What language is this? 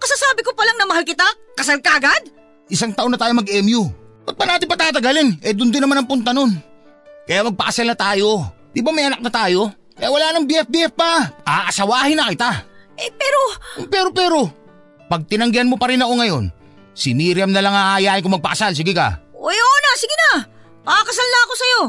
Filipino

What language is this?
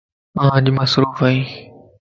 Lasi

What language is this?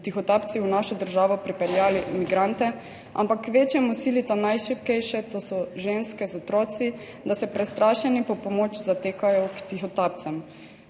Slovenian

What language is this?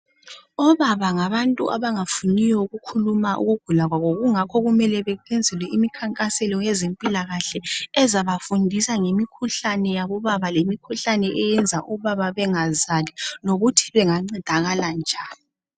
North Ndebele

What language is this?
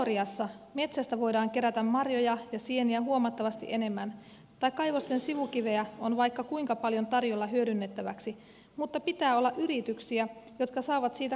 Finnish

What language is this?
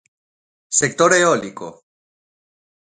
Galician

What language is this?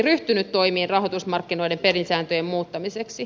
Finnish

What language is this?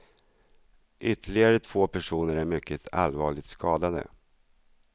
Swedish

